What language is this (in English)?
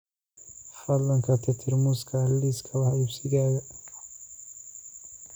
Somali